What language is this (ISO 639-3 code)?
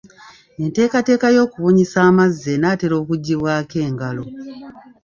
lug